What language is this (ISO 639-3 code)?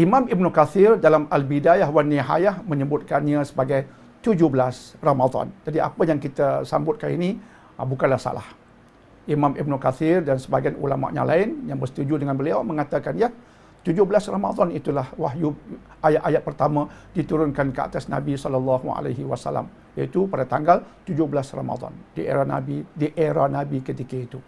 msa